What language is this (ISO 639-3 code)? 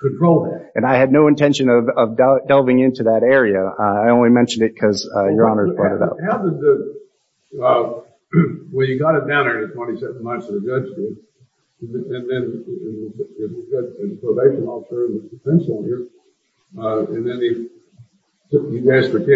eng